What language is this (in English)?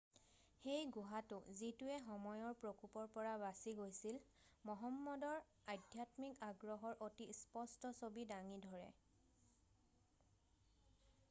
Assamese